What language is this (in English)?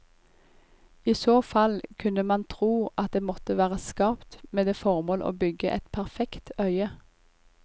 Norwegian